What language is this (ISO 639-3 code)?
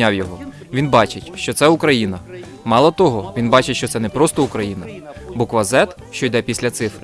ukr